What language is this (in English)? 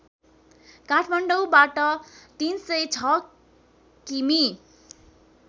Nepali